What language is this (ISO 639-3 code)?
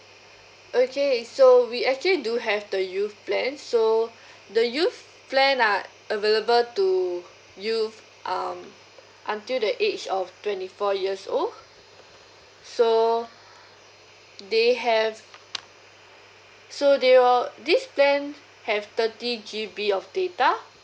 eng